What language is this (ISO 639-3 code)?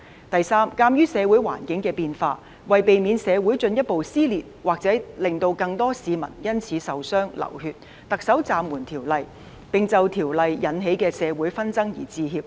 yue